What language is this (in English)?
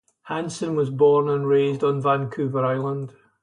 English